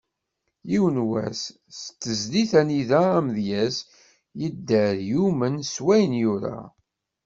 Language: Kabyle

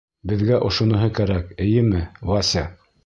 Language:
Bashkir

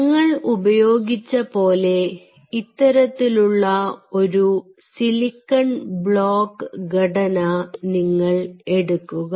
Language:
Malayalam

